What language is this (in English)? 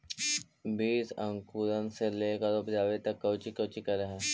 Magahi